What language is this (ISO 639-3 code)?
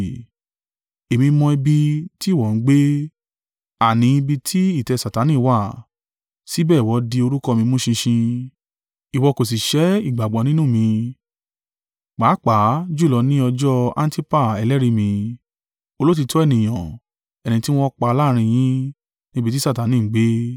yor